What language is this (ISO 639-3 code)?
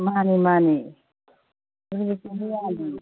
mni